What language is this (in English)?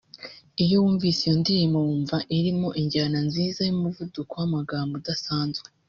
Kinyarwanda